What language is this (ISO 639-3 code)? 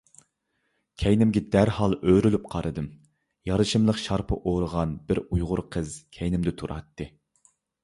uig